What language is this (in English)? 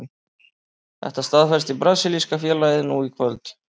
Icelandic